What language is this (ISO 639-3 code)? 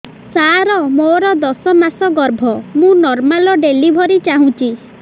ori